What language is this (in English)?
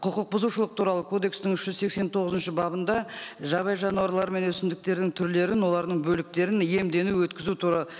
Kazakh